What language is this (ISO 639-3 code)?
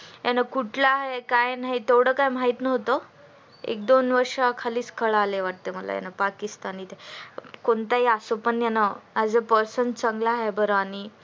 mar